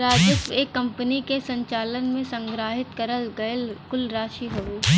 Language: Bhojpuri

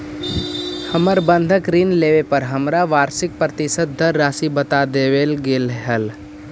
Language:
Magahi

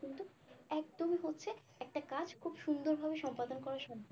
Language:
Bangla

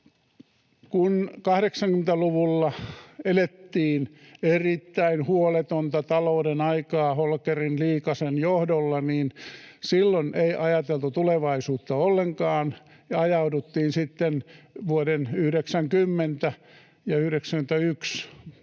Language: Finnish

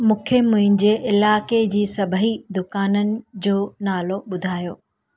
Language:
Sindhi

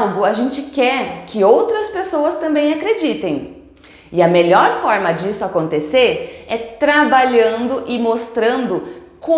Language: Portuguese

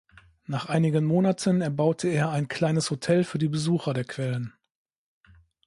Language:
German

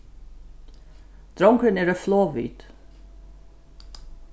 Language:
Faroese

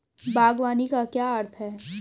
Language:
Hindi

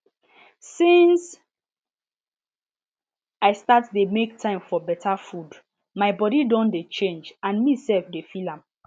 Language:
Nigerian Pidgin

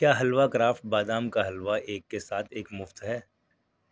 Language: Urdu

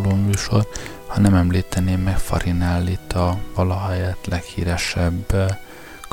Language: Hungarian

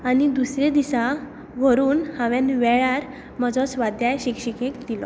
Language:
Konkani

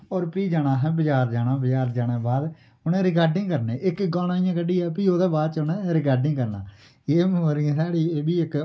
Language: Dogri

